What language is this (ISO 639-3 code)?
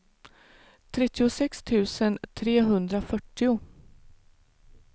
swe